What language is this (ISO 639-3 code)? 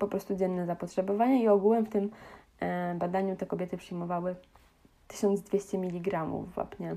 pol